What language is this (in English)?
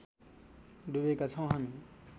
Nepali